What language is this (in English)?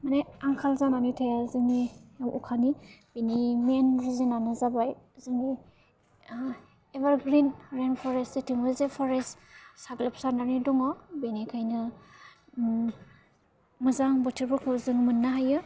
Bodo